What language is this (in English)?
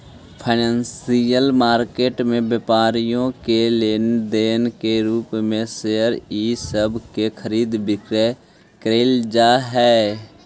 Magahi